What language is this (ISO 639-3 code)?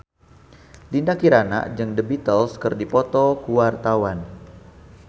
sun